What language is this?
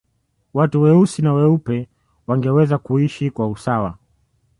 Swahili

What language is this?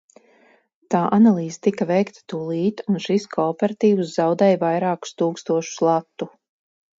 Latvian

